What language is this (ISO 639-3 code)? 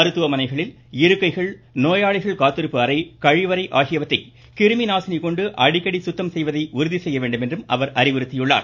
tam